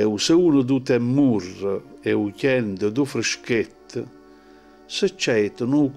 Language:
Italian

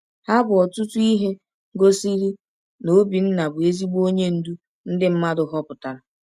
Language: Igbo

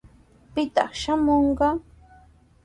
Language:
Sihuas Ancash Quechua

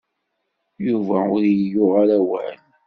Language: Kabyle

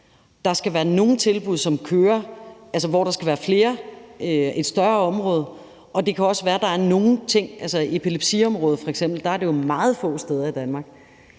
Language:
Danish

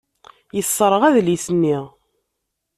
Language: Kabyle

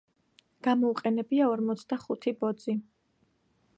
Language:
Georgian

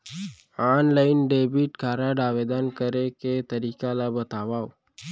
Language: Chhattisgarhi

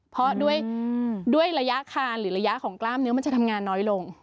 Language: Thai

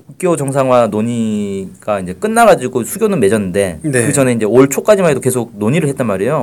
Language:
Korean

